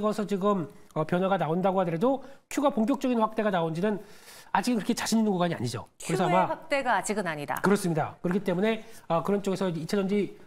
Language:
Korean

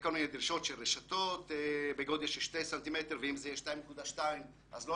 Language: Hebrew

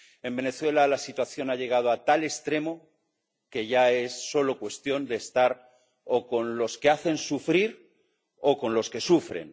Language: Spanish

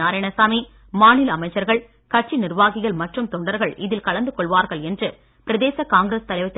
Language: Tamil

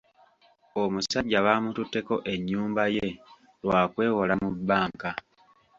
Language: Ganda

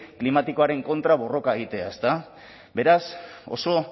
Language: Basque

